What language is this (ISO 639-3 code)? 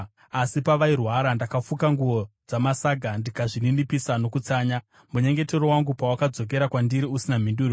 sna